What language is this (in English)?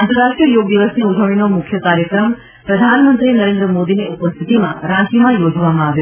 Gujarati